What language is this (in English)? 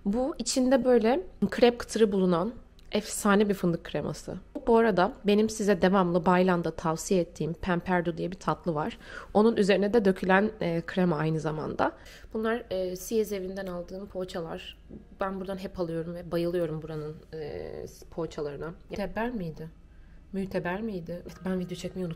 Turkish